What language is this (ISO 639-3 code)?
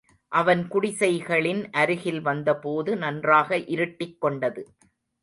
tam